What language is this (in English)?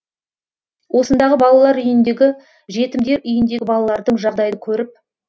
Kazakh